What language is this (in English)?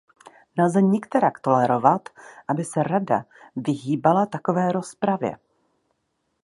Czech